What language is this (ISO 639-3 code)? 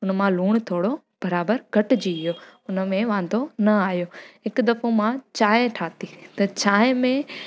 snd